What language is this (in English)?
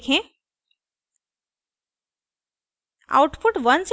Hindi